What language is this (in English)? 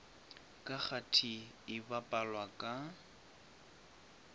Northern Sotho